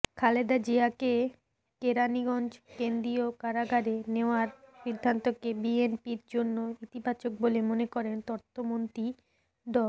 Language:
Bangla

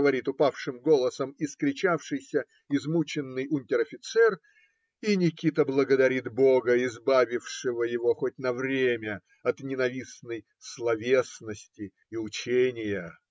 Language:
Russian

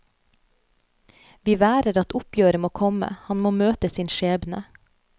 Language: Norwegian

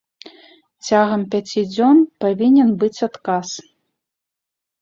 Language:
Belarusian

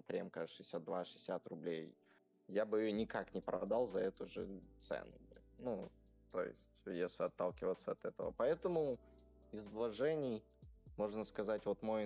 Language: Russian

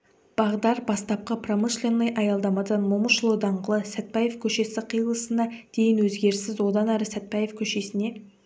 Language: Kazakh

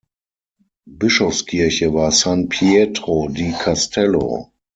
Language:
German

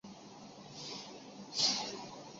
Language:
Chinese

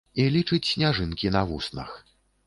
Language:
Belarusian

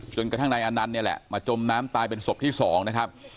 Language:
Thai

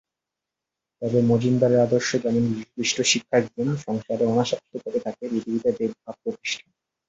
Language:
Bangla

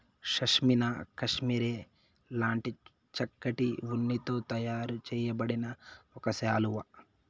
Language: Telugu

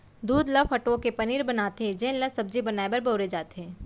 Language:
Chhattisgarhi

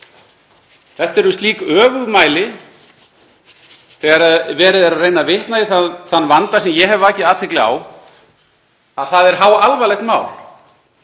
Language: Icelandic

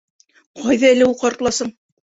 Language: Bashkir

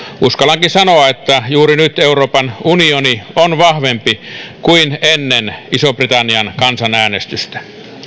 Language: Finnish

